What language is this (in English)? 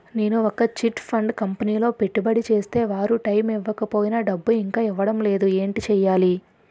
Telugu